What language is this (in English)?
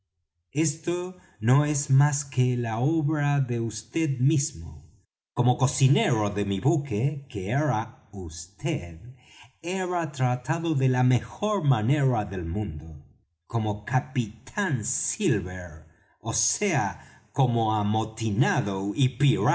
Spanish